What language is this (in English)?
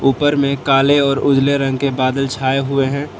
Hindi